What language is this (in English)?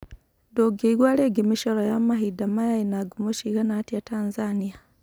Kikuyu